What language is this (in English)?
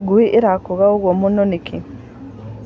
Kikuyu